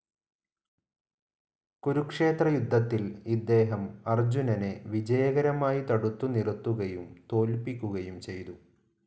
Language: Malayalam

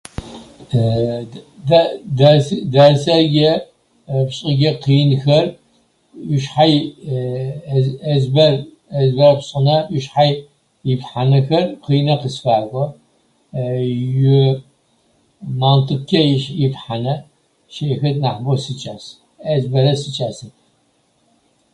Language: Adyghe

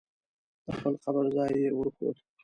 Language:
Pashto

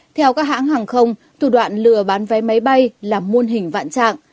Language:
Vietnamese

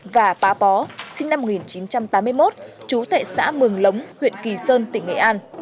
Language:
Vietnamese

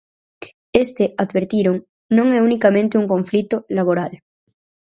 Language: Galician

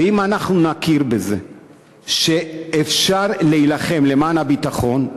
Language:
Hebrew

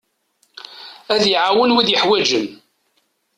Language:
Kabyle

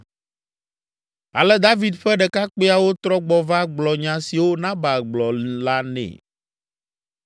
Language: Ewe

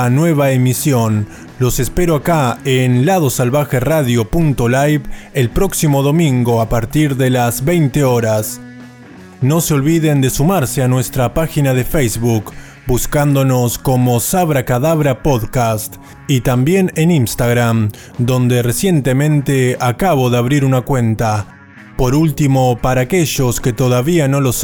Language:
Spanish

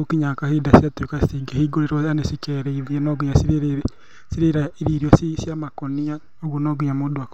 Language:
Kikuyu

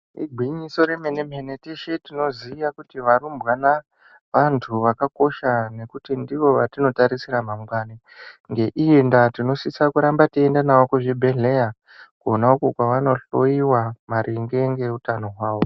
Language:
Ndau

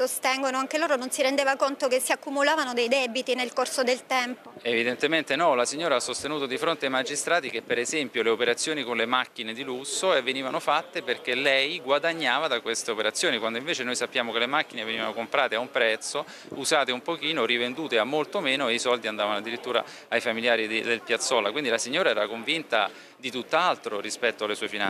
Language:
Italian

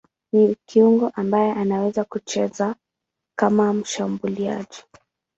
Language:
Swahili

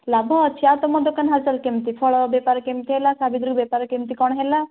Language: Odia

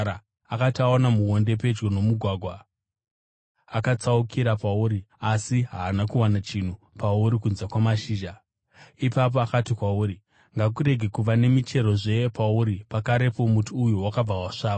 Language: Shona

